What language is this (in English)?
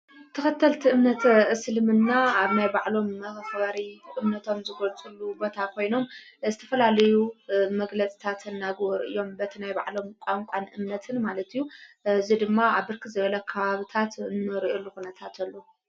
Tigrinya